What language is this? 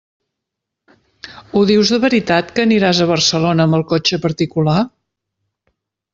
Catalan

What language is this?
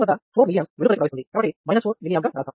Telugu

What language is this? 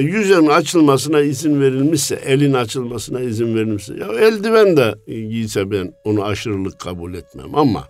Turkish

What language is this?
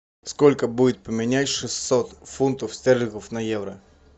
Russian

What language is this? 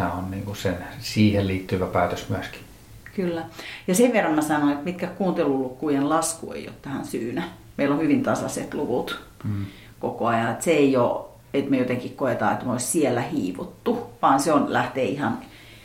Finnish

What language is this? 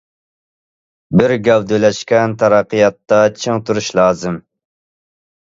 Uyghur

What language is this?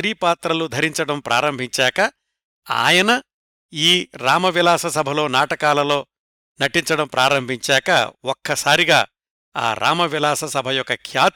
Telugu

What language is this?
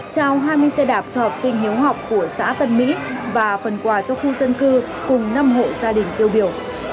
Vietnamese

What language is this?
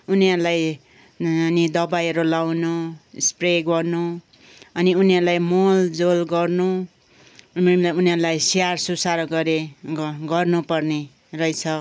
Nepali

